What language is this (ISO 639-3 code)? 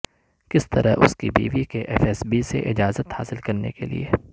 urd